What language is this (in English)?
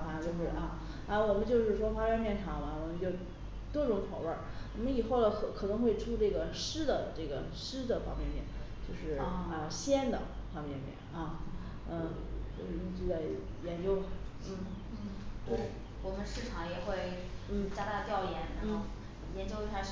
Chinese